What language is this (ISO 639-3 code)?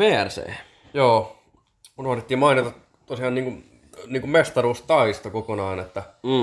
fin